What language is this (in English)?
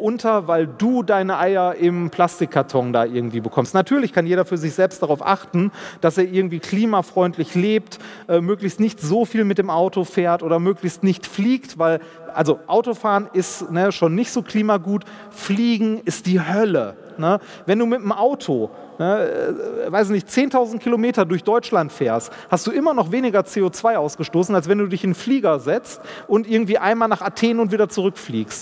German